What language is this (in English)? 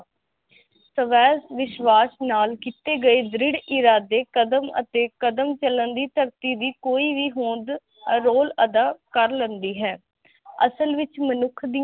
Punjabi